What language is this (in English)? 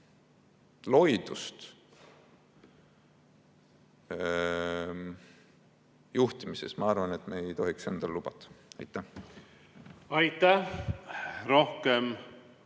Estonian